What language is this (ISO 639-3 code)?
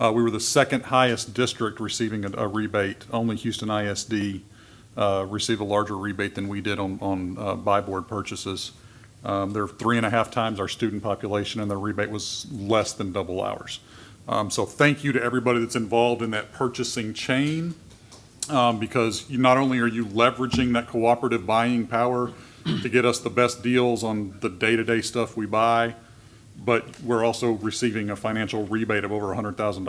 eng